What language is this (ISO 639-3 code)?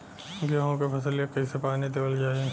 bho